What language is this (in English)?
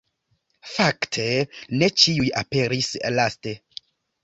Esperanto